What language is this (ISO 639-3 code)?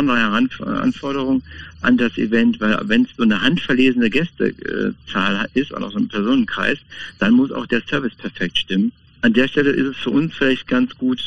deu